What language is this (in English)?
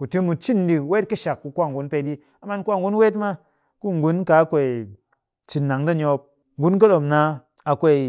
Cakfem-Mushere